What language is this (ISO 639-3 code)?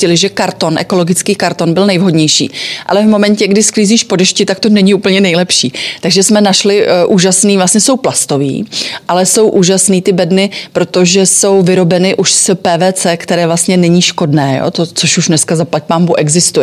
ces